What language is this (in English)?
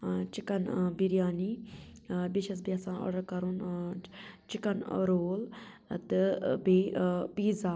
Kashmiri